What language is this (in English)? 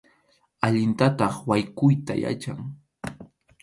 Arequipa-La Unión Quechua